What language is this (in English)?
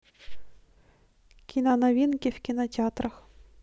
Russian